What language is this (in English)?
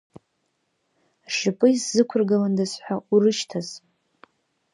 Abkhazian